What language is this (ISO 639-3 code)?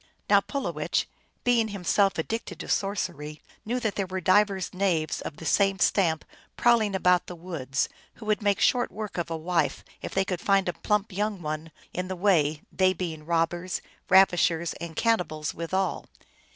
eng